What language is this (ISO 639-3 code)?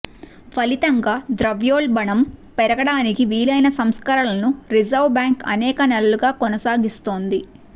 tel